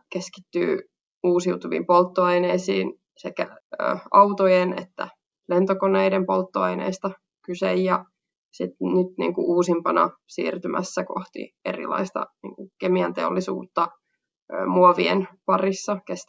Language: Finnish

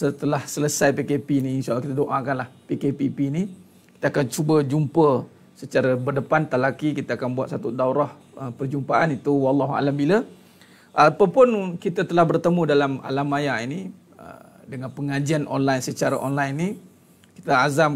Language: Malay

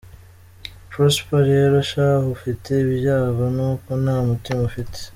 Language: Kinyarwanda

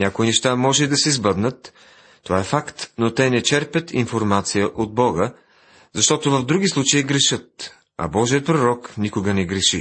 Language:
Bulgarian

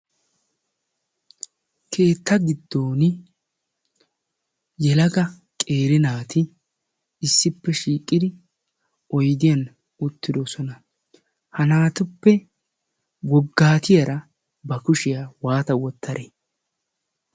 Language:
Wolaytta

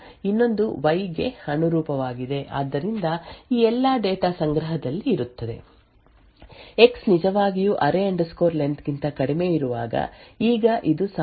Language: Kannada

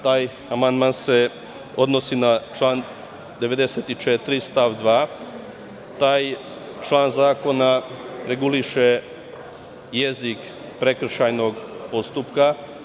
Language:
Serbian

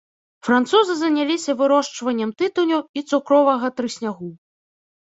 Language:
Belarusian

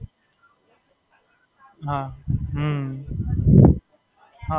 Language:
Gujarati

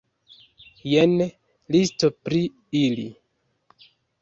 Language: Esperanto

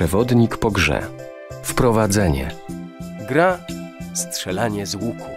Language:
Polish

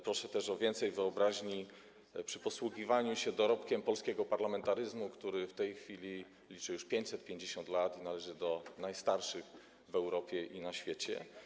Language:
Polish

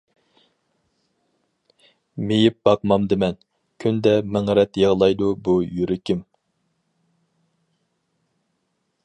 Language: Uyghur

